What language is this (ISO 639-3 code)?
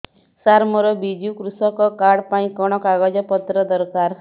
ori